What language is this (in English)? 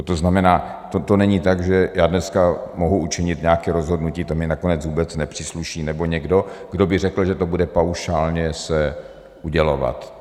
Czech